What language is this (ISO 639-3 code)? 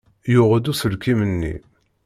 kab